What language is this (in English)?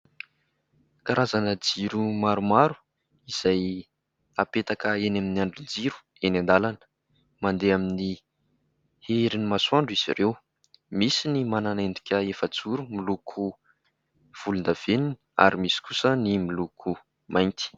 Malagasy